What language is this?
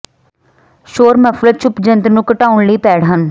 Punjabi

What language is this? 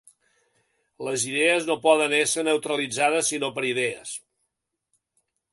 Catalan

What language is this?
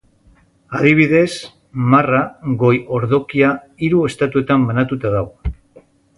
Basque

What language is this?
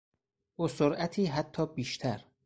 Persian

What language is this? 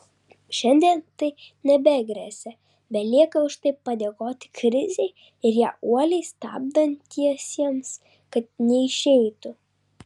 Lithuanian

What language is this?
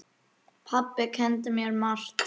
Icelandic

